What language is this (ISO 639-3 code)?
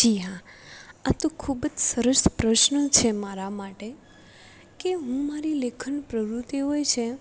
guj